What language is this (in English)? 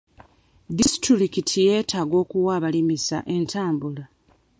Ganda